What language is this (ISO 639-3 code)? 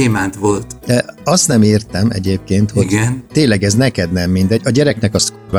hun